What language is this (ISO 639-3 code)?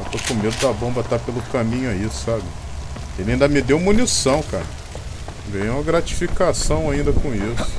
por